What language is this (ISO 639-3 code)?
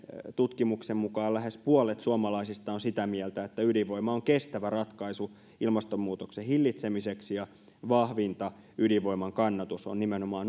fin